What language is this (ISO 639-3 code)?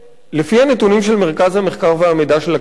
heb